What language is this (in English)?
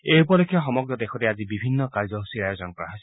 Assamese